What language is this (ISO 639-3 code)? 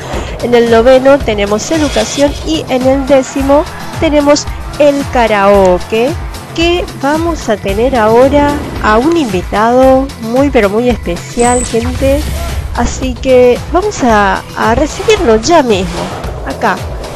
spa